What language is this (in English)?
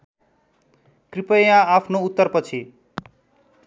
Nepali